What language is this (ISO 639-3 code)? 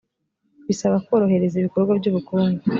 kin